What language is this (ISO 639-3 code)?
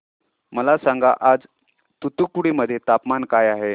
mar